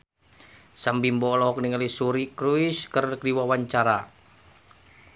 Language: Sundanese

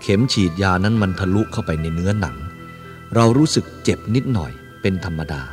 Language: Thai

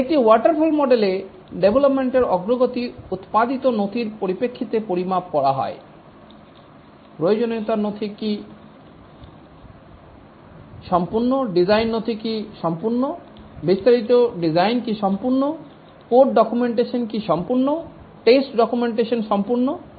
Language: Bangla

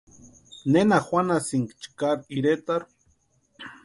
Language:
Western Highland Purepecha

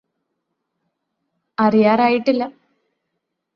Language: Malayalam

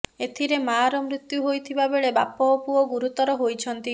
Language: Odia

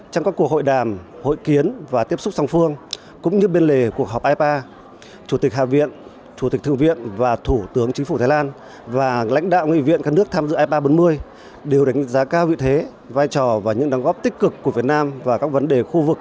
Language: Vietnamese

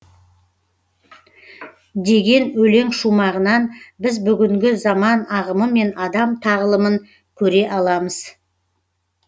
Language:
Kazakh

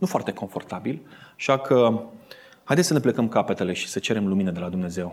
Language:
Romanian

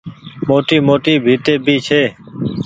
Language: Goaria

